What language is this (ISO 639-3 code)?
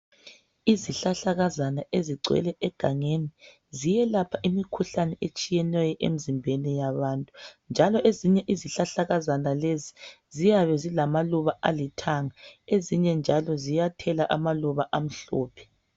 nde